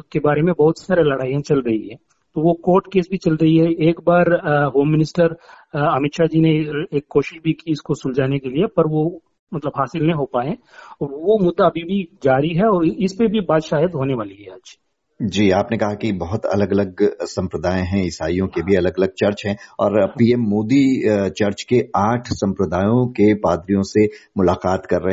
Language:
Hindi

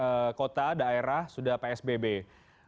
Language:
Indonesian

